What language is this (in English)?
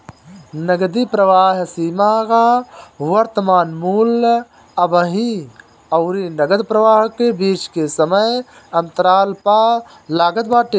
Bhojpuri